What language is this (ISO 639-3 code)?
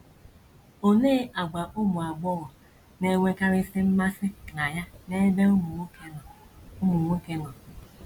ibo